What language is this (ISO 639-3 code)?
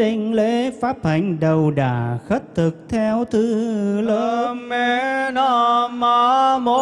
vie